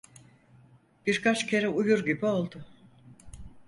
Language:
Turkish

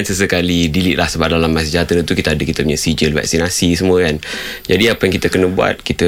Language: Malay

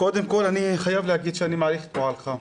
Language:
Hebrew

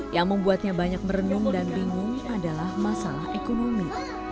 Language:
Indonesian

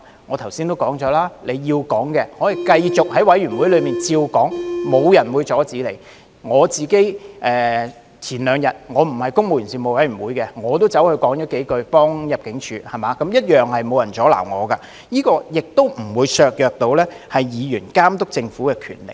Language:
Cantonese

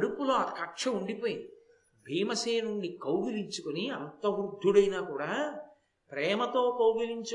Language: Telugu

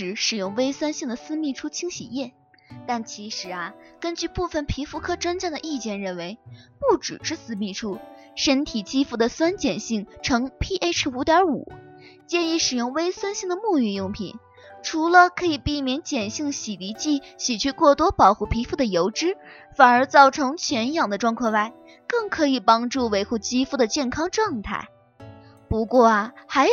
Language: Chinese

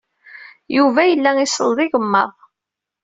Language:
Kabyle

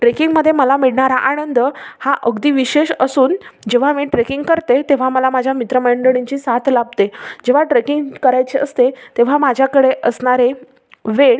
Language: Marathi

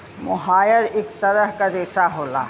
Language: Bhojpuri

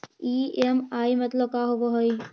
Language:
Magahi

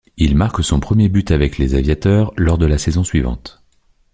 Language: French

